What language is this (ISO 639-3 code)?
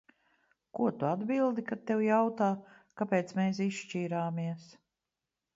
lav